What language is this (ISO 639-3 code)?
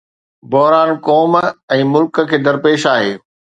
snd